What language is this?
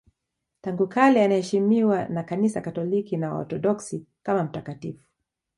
Swahili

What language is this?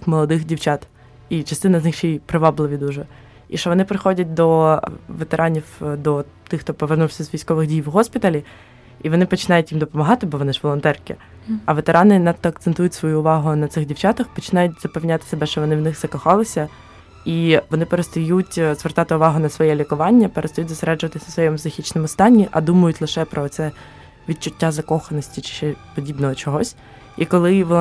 Ukrainian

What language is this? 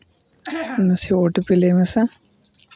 Santali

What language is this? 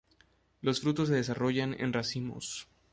Spanish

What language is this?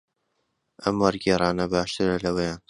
Central Kurdish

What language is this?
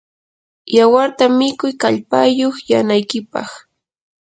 Yanahuanca Pasco Quechua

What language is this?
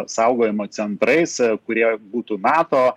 Lithuanian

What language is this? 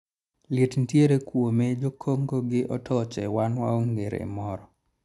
Luo (Kenya and Tanzania)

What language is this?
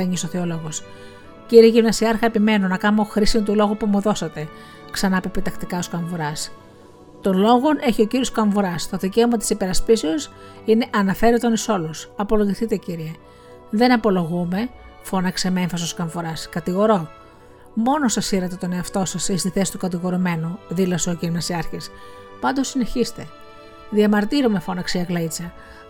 Greek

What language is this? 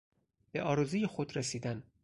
Persian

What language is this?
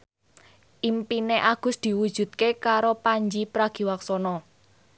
Javanese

